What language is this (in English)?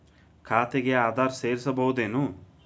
Kannada